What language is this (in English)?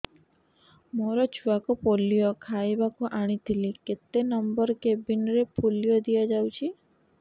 Odia